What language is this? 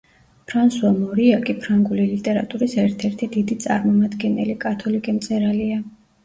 Georgian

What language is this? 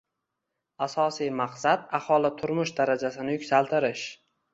Uzbek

